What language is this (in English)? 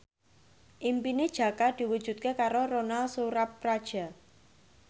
Javanese